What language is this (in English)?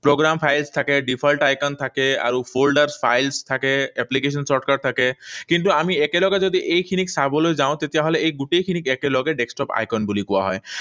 Assamese